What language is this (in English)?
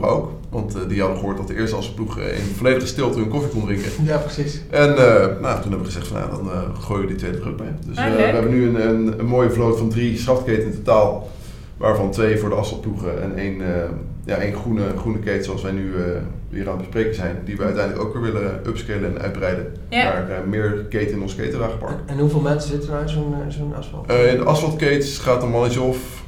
Dutch